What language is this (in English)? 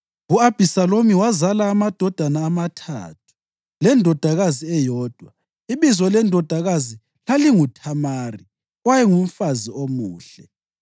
North Ndebele